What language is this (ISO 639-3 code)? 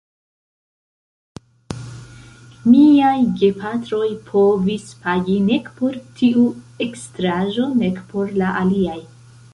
epo